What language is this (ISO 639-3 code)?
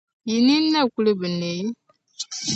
dag